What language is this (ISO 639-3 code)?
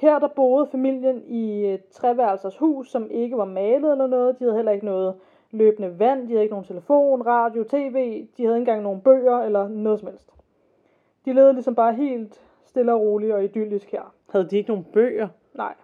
dan